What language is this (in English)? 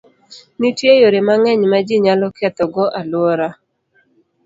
Luo (Kenya and Tanzania)